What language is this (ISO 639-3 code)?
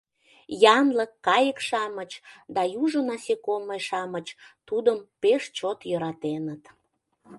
chm